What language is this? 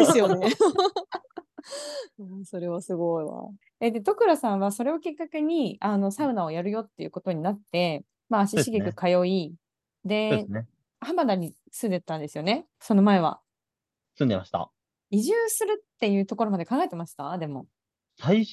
Japanese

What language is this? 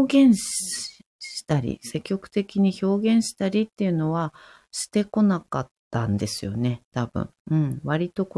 Japanese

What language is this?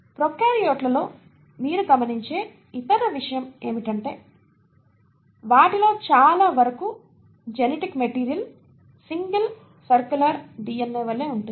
Telugu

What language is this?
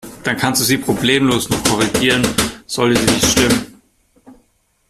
German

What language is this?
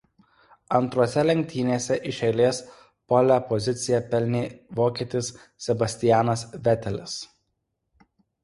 Lithuanian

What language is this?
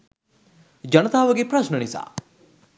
Sinhala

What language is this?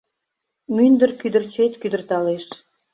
Mari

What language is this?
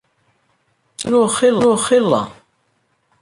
Kabyle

